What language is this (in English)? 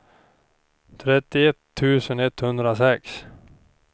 Swedish